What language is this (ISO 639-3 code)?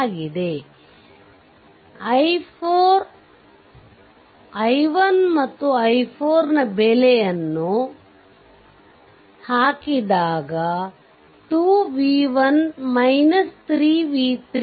kan